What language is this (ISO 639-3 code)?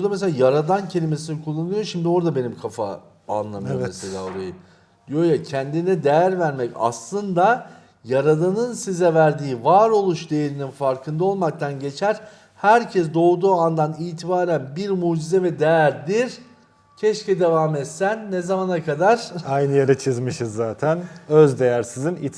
tur